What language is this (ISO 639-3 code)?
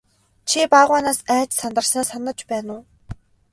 mon